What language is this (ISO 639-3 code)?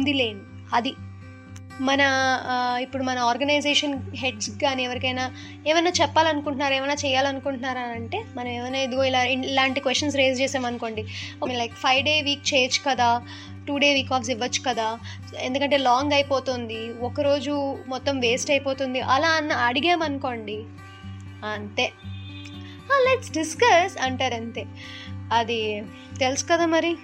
tel